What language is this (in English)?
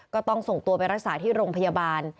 Thai